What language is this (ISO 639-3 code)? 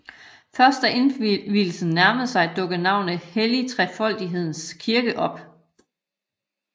dan